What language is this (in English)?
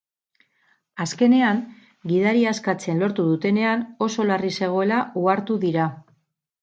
Basque